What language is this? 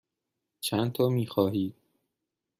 Persian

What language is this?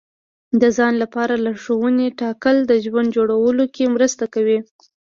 Pashto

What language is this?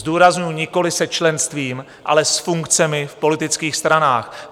Czech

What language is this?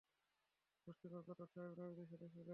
Bangla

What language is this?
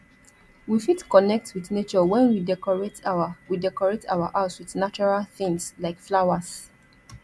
Nigerian Pidgin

